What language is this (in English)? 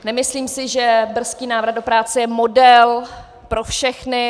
Czech